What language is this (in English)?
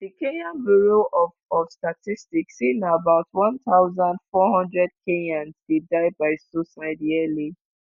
Nigerian Pidgin